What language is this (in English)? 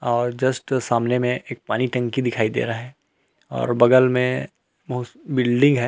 Hindi